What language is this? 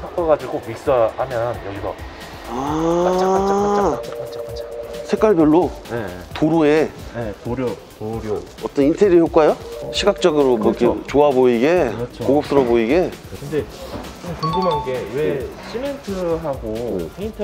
Korean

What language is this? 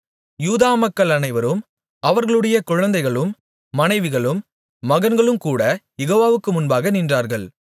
Tamil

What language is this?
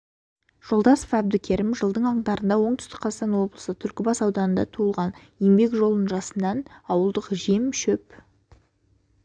Kazakh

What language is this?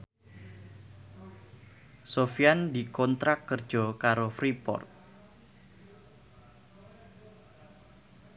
Javanese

